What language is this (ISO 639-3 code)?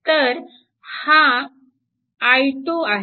mar